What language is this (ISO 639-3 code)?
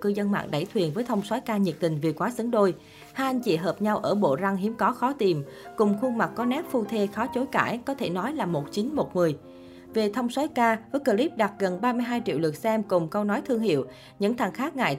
vie